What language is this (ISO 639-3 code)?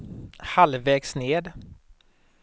swe